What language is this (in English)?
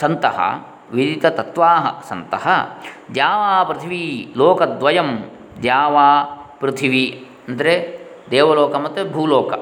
Kannada